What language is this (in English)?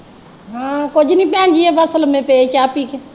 Punjabi